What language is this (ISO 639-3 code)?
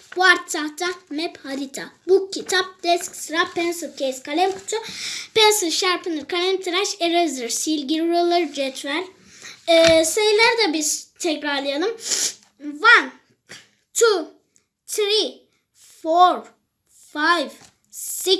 tur